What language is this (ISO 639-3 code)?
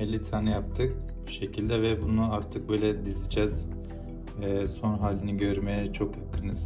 tur